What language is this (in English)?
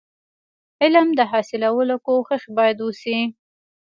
Pashto